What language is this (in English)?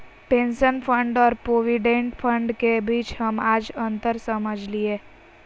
Magahi